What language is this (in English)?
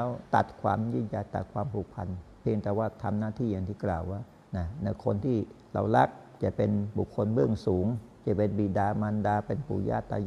Thai